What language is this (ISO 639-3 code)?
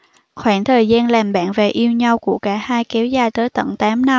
vie